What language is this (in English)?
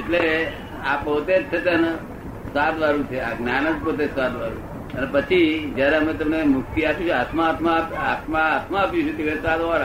Gujarati